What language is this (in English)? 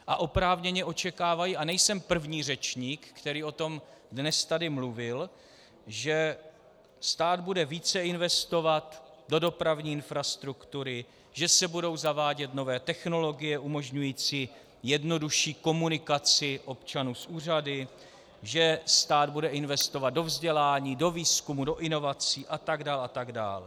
Czech